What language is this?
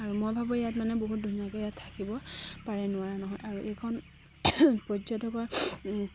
Assamese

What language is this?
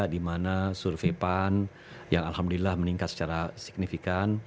Indonesian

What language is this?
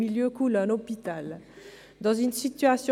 Swiss German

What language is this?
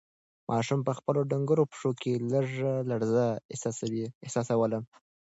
Pashto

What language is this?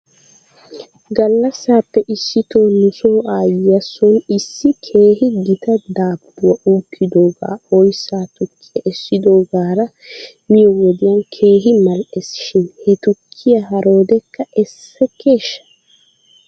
Wolaytta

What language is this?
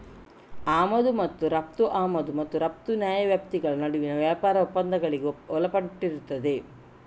Kannada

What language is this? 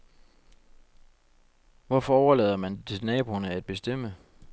Danish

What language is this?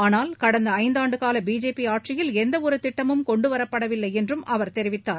Tamil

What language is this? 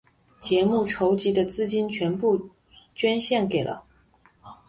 Chinese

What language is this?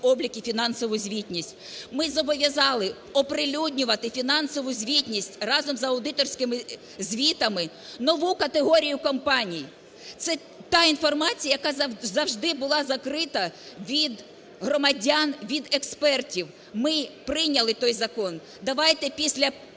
Ukrainian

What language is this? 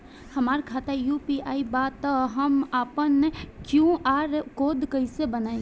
Bhojpuri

